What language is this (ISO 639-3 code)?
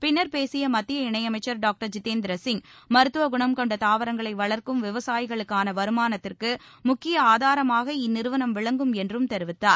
tam